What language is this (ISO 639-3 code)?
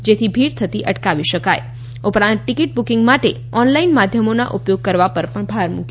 guj